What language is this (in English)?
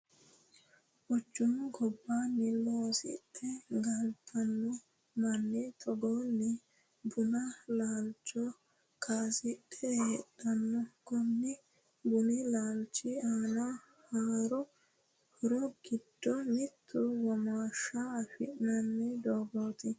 Sidamo